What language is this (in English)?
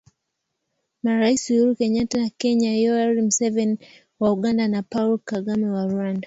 Swahili